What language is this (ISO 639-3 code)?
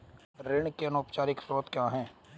hin